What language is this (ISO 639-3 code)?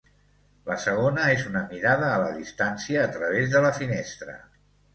cat